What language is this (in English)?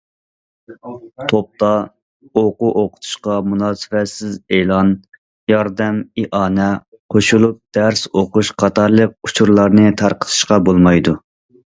Uyghur